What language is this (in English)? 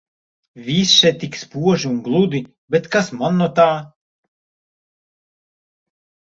Latvian